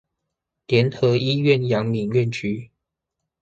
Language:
Chinese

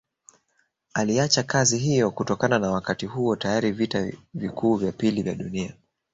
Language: Swahili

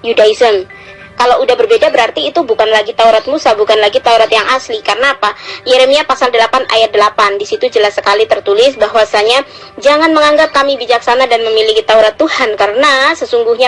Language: Indonesian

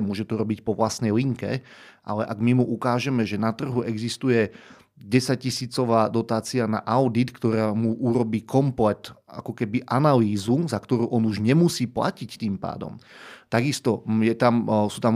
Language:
Slovak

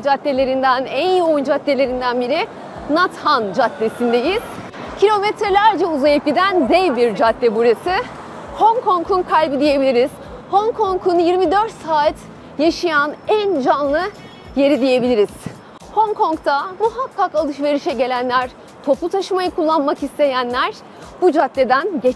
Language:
Turkish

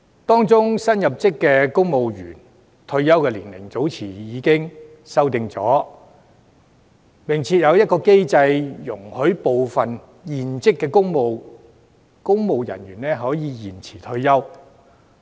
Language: Cantonese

